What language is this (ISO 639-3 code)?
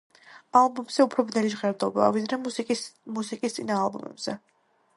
kat